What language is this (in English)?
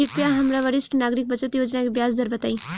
Bhojpuri